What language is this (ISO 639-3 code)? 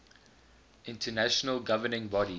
eng